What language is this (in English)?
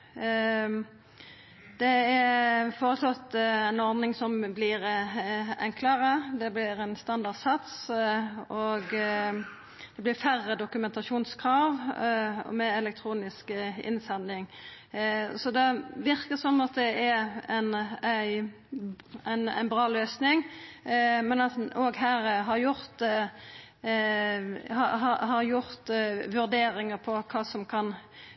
Norwegian Nynorsk